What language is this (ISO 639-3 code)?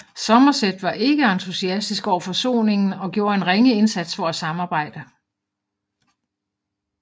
dan